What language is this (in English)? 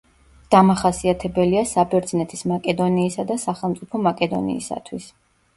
Georgian